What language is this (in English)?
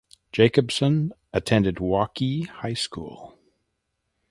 English